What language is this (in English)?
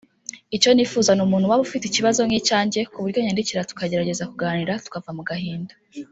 Kinyarwanda